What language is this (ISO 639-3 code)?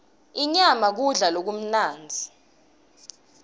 ssw